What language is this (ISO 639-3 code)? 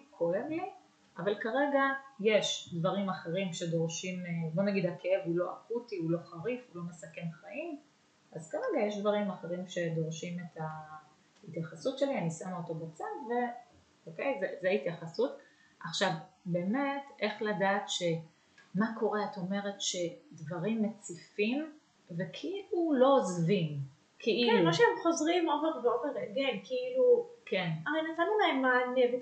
heb